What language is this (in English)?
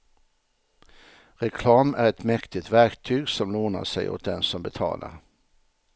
Swedish